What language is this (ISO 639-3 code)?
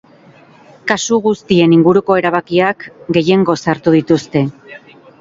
eus